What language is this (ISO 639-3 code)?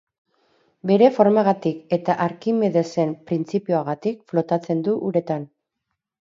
eus